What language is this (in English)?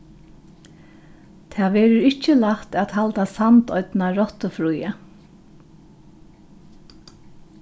Faroese